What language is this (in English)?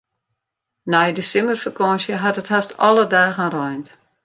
Western Frisian